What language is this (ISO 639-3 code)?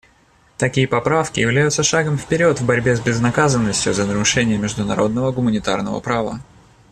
rus